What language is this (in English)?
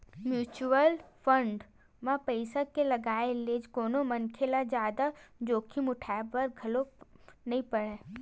Chhattisgarhi